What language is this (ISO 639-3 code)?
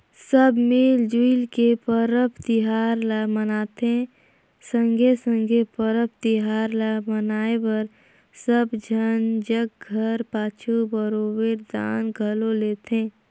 hne